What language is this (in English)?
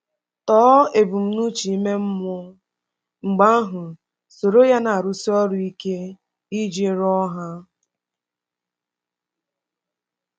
Igbo